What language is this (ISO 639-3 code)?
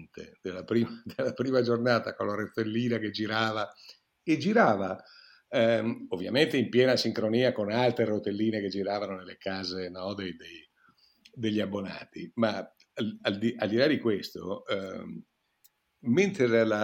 ita